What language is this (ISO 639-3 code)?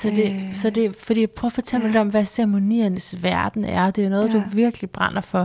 dan